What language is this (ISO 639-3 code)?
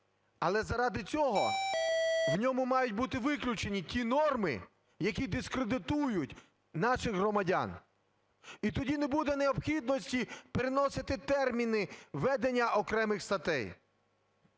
ukr